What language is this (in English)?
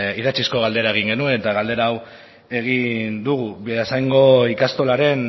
Basque